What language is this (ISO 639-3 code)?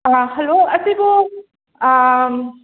mni